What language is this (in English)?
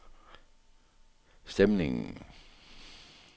Danish